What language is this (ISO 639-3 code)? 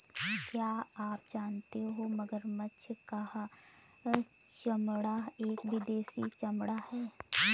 hin